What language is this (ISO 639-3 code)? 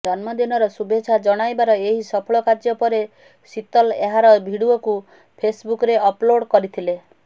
ori